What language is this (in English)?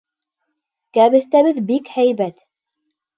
Bashkir